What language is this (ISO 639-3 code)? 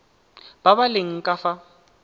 tsn